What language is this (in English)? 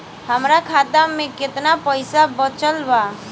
Bhojpuri